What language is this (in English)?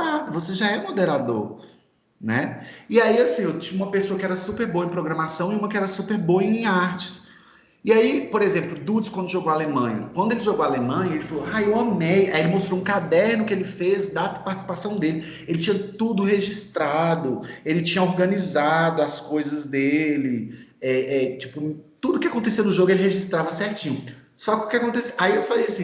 Portuguese